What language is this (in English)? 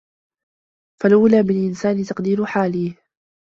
Arabic